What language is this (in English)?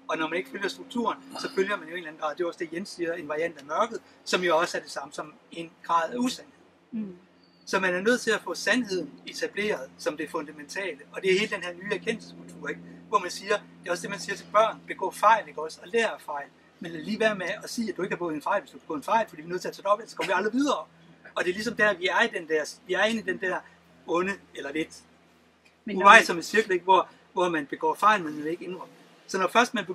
Danish